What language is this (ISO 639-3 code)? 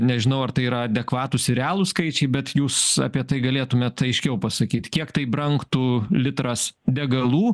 lit